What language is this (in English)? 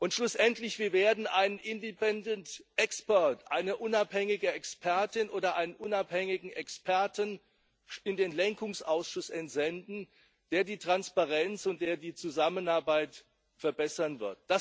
German